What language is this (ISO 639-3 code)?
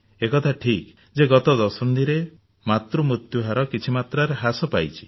ori